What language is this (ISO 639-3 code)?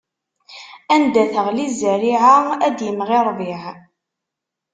kab